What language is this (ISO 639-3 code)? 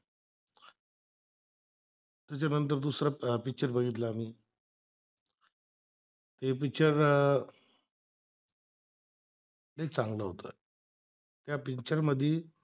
mar